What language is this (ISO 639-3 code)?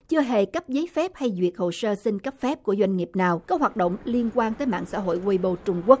vie